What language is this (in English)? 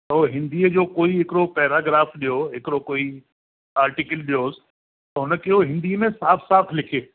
Sindhi